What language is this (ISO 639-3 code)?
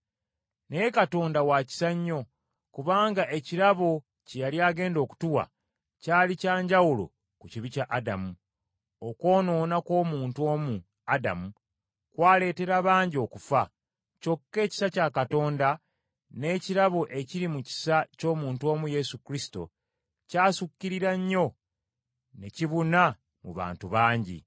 lug